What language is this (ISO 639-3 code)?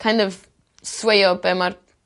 cym